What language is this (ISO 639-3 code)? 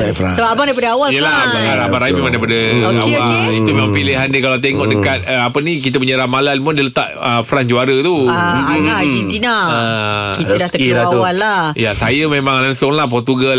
msa